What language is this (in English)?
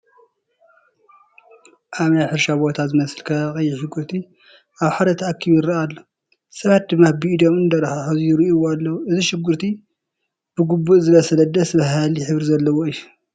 Tigrinya